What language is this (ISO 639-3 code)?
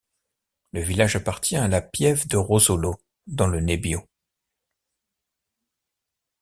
fra